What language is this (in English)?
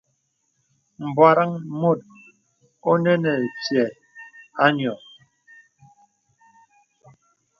Bebele